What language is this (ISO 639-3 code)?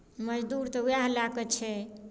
mai